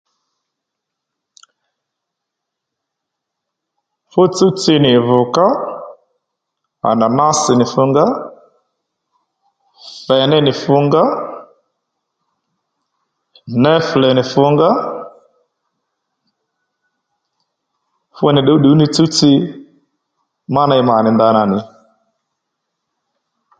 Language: Lendu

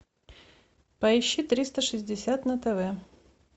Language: Russian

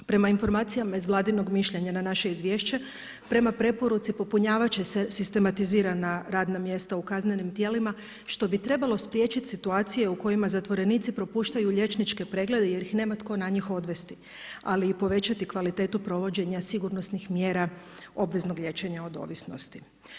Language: Croatian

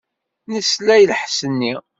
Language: Kabyle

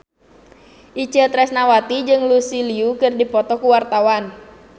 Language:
Sundanese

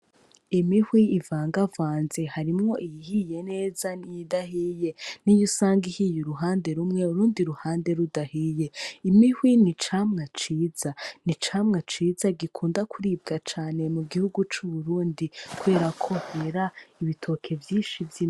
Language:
Rundi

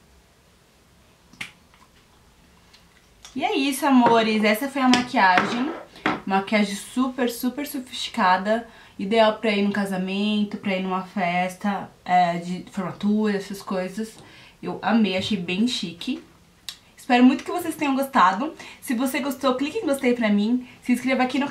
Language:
Portuguese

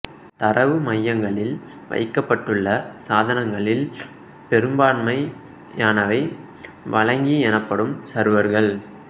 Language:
Tamil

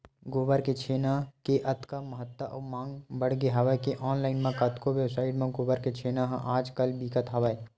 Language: Chhattisgarhi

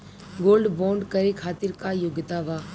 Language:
Bhojpuri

